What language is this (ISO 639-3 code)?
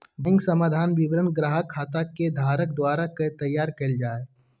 mag